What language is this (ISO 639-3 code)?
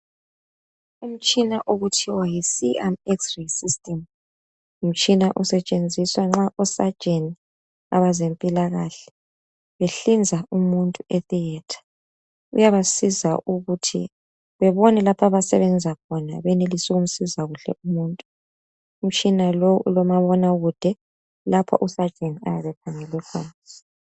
nde